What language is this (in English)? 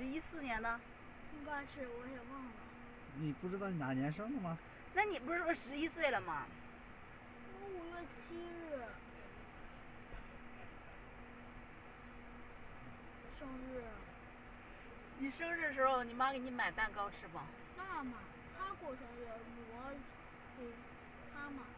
Chinese